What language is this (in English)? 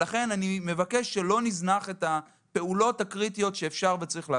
Hebrew